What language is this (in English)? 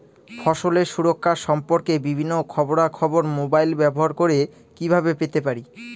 Bangla